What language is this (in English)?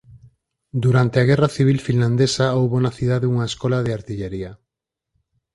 Galician